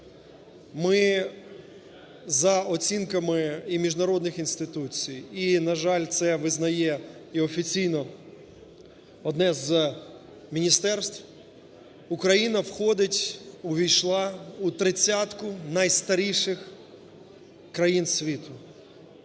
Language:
Ukrainian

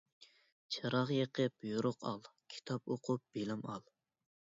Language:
Uyghur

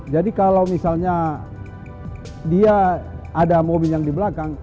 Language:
Indonesian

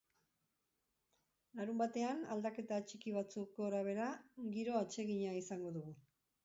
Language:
Basque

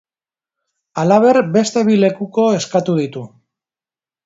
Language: Basque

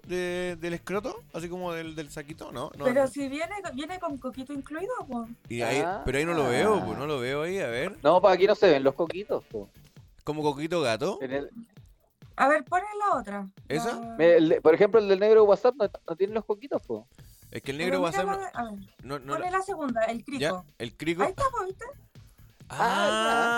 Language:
Spanish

